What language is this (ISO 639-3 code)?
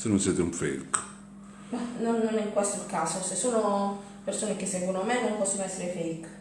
ita